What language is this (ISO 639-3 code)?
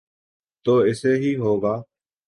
urd